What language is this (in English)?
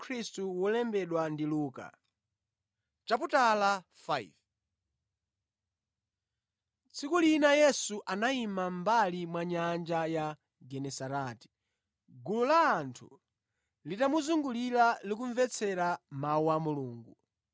Nyanja